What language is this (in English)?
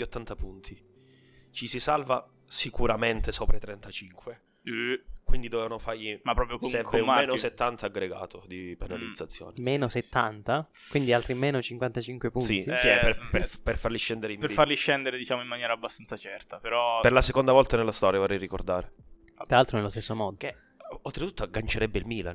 Italian